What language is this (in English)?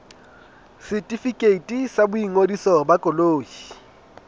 Southern Sotho